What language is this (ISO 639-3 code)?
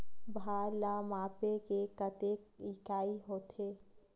hne